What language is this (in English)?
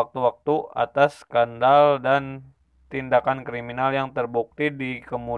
Indonesian